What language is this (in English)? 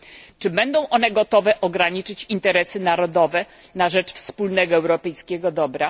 Polish